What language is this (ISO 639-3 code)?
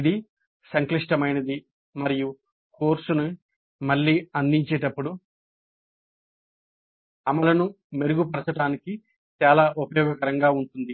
tel